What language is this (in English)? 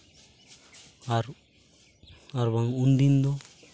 Santali